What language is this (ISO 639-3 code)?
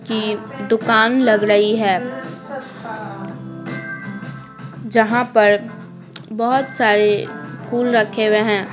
hin